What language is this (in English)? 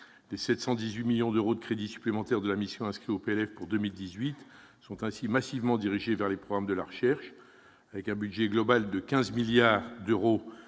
French